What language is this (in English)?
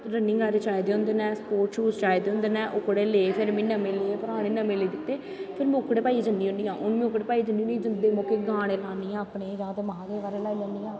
Dogri